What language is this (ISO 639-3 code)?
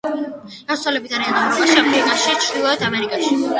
kat